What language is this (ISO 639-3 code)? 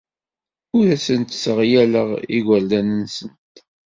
kab